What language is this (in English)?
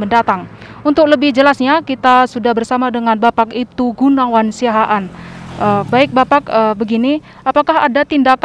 Indonesian